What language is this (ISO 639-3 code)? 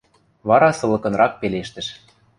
mrj